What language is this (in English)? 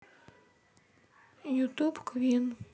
Russian